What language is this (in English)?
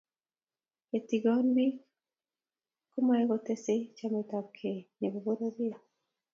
Kalenjin